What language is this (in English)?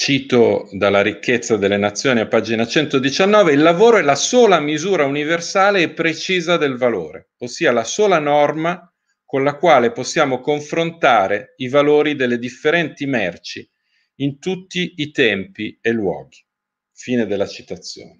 Italian